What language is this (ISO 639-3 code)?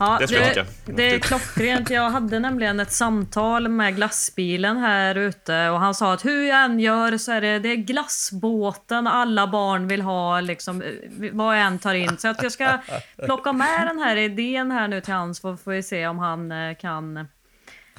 swe